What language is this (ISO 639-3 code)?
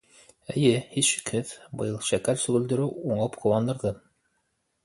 bak